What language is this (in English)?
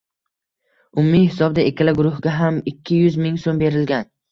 Uzbek